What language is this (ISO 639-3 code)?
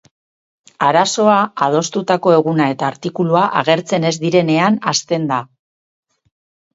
eus